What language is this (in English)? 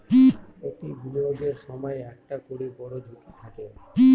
Bangla